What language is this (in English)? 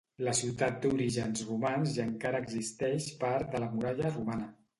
Catalan